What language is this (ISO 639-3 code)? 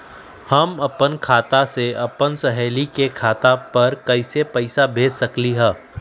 mag